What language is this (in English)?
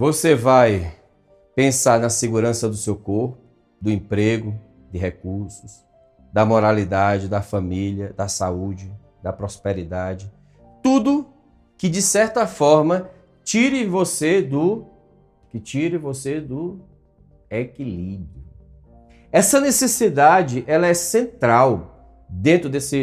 Portuguese